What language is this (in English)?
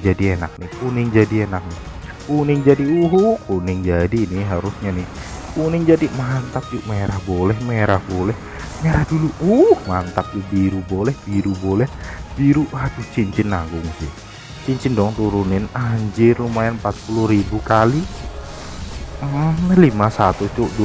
Indonesian